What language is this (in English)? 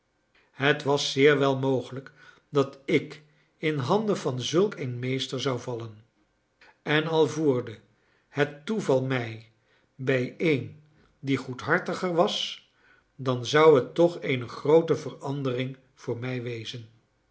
Dutch